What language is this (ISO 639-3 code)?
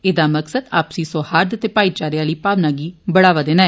doi